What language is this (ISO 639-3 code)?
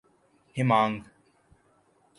urd